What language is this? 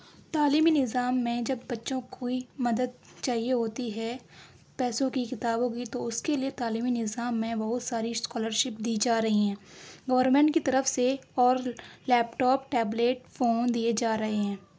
Urdu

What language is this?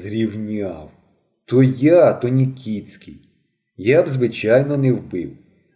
Ukrainian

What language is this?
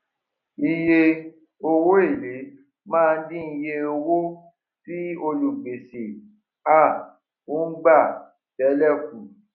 Yoruba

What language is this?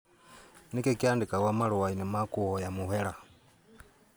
Kikuyu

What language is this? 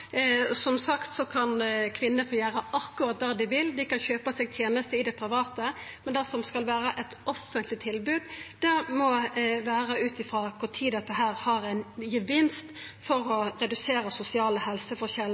Norwegian Nynorsk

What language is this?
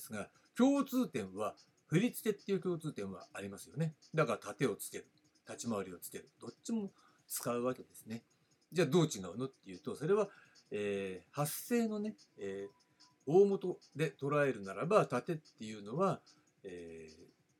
Japanese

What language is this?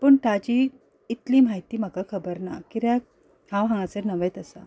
Konkani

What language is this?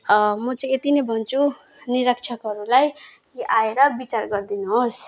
Nepali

